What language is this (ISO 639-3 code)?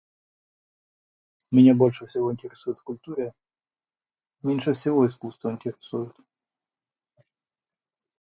rus